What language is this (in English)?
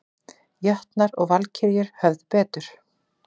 Icelandic